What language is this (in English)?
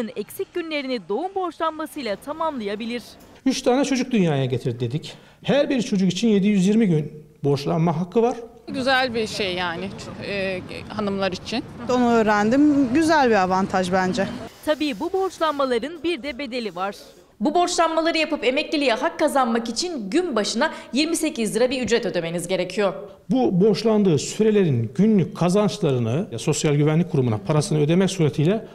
Turkish